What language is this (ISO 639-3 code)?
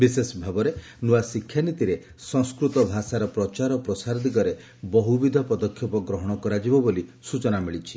ori